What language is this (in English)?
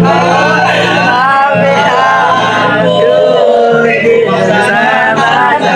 Thai